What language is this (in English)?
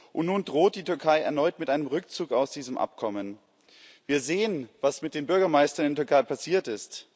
German